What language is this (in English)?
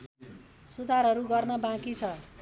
Nepali